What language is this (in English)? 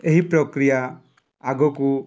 Odia